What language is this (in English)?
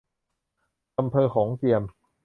Thai